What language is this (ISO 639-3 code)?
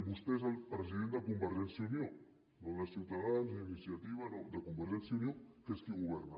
cat